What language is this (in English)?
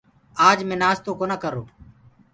Gurgula